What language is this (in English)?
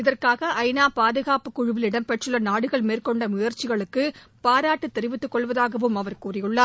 Tamil